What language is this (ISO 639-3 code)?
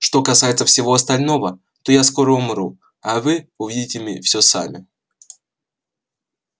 rus